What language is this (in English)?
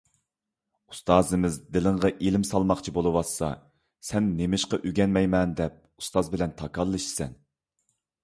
Uyghur